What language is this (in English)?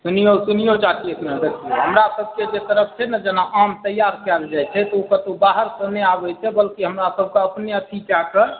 Maithili